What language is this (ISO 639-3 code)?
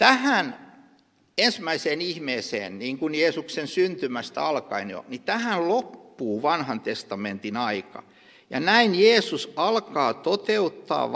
fin